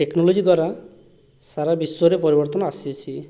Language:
Odia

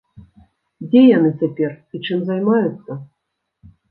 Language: Belarusian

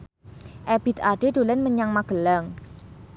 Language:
Javanese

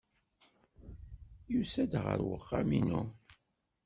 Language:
Kabyle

